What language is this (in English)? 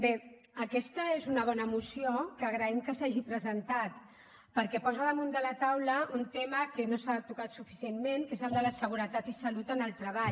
Catalan